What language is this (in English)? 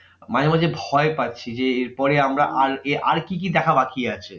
Bangla